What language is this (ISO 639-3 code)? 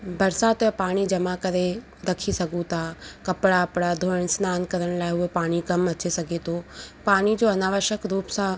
snd